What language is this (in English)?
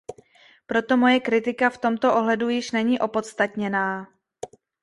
Czech